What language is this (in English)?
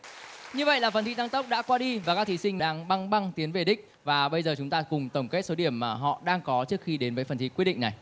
Vietnamese